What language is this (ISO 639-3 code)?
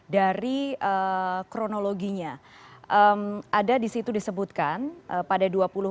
ind